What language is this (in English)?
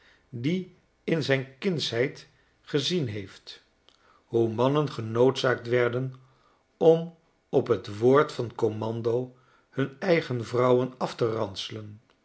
Dutch